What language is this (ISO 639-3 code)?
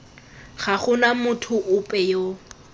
tsn